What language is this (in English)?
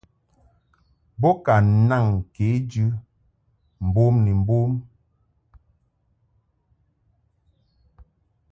Mungaka